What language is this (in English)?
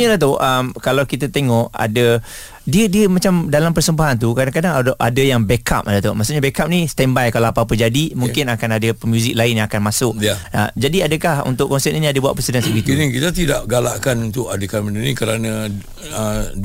Malay